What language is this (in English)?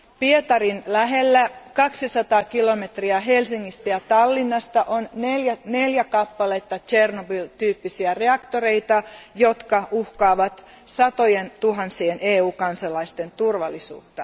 Finnish